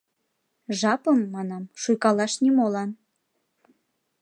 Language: Mari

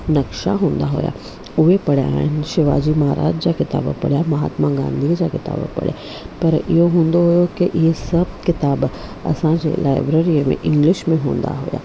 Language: Sindhi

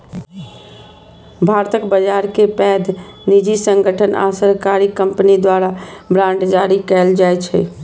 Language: Maithili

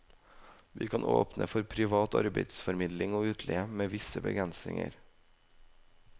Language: Norwegian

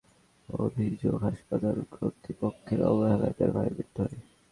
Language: Bangla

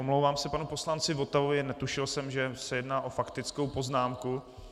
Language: Czech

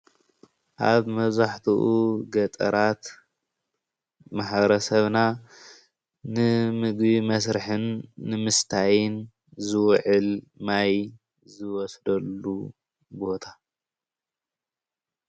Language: Tigrinya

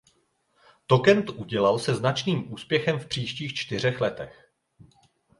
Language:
Czech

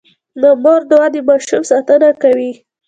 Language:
Pashto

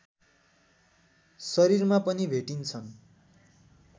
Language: Nepali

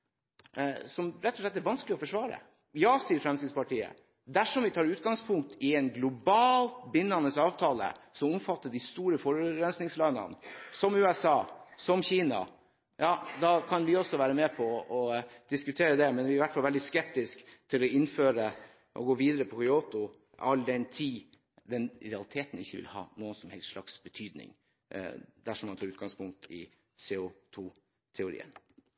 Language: Norwegian Bokmål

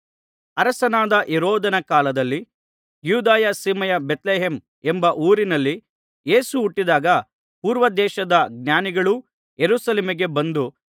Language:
Kannada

